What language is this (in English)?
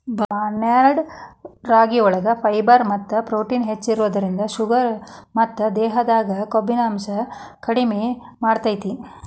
Kannada